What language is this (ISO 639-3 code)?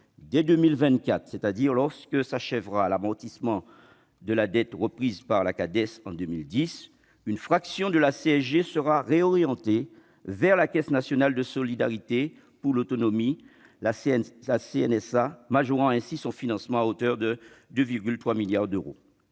fra